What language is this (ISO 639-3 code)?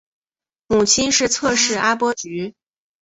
zho